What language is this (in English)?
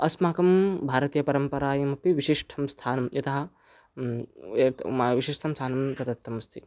Sanskrit